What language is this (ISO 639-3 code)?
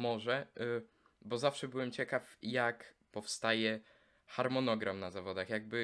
pol